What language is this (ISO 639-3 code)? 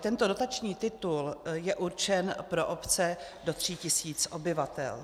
ces